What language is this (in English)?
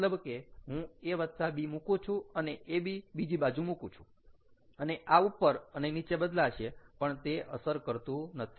Gujarati